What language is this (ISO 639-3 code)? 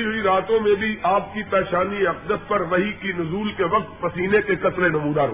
urd